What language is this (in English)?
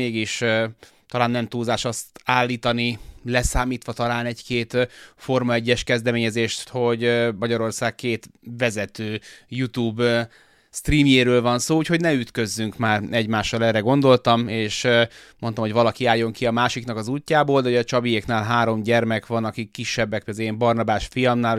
Hungarian